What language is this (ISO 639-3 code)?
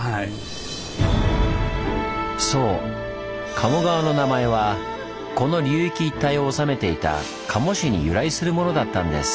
jpn